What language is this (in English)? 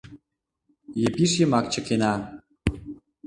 Mari